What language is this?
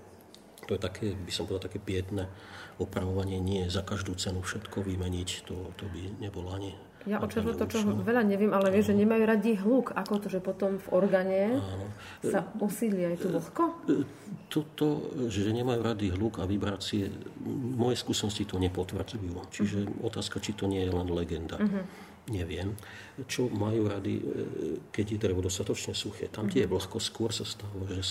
Slovak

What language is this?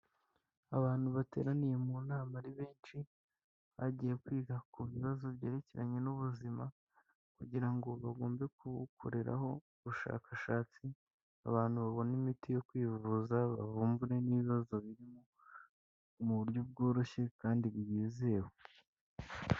Kinyarwanda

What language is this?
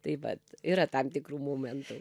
Lithuanian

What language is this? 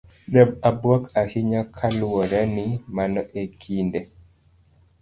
Luo (Kenya and Tanzania)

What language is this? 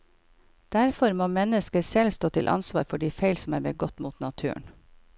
Norwegian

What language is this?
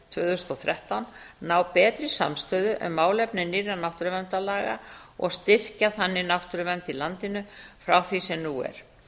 Icelandic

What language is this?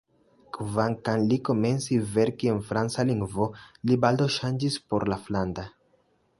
Esperanto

